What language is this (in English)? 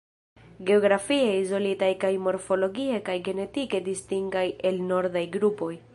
Esperanto